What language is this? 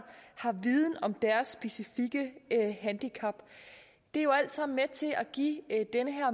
Danish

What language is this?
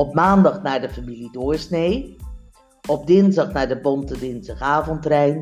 Dutch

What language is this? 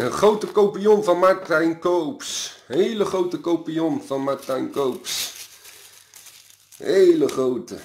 Dutch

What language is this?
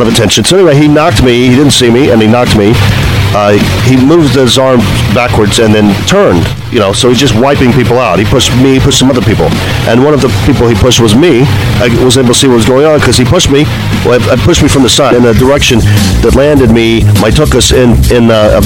English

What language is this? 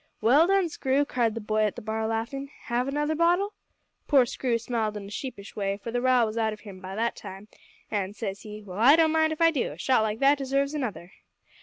English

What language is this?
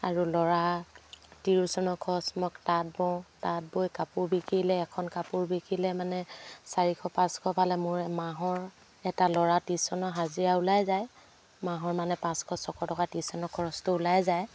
Assamese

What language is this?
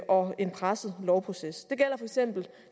Danish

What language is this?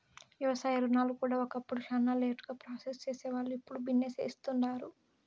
Telugu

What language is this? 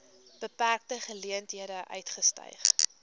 Afrikaans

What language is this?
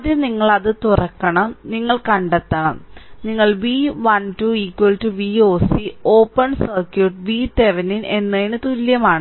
Malayalam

